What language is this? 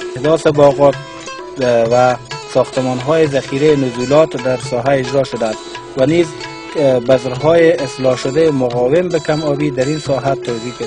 Persian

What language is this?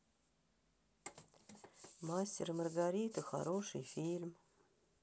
Russian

